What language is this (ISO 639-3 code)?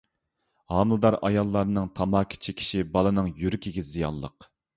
uig